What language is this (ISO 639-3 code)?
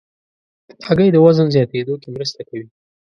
pus